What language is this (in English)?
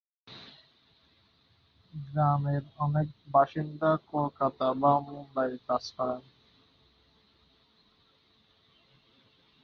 Bangla